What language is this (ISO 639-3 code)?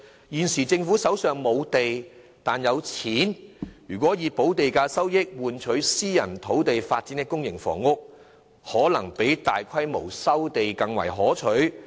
yue